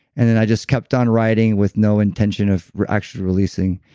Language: English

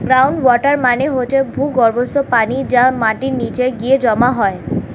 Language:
Bangla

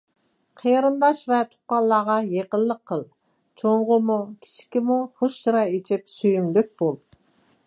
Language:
Uyghur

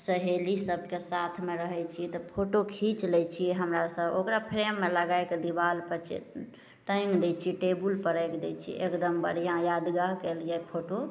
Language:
Maithili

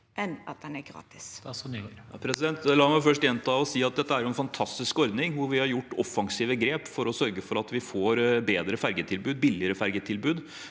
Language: Norwegian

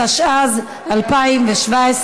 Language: Hebrew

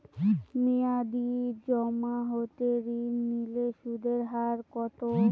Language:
Bangla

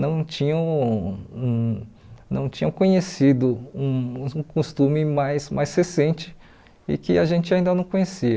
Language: Portuguese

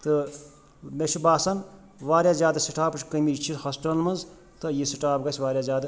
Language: Kashmiri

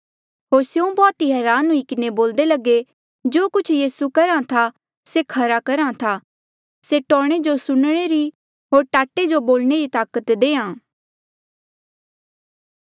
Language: Mandeali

